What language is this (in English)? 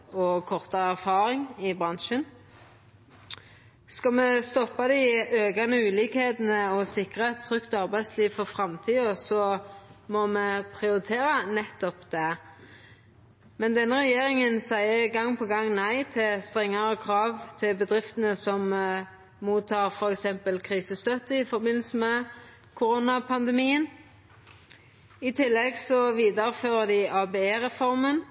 Norwegian Nynorsk